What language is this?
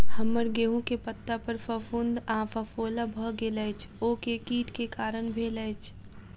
Maithili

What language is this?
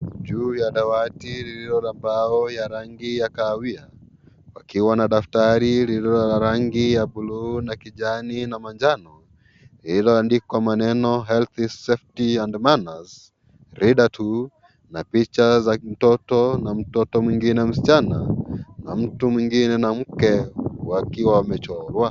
Swahili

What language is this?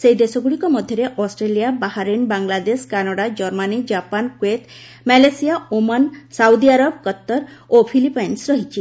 Odia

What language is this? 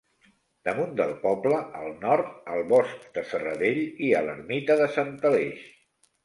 Catalan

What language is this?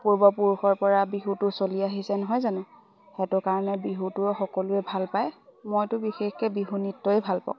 Assamese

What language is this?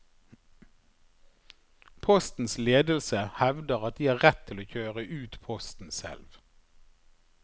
Norwegian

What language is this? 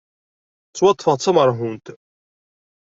Kabyle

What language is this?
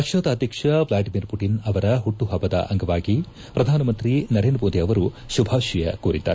Kannada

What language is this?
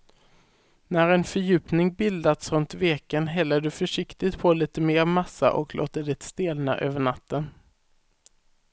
Swedish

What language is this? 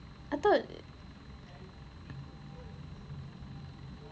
English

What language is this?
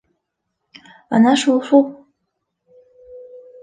Bashkir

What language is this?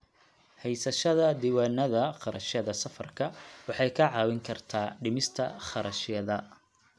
Somali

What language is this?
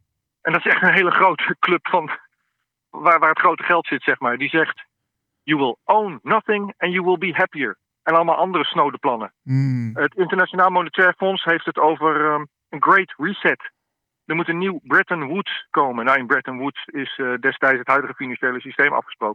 Dutch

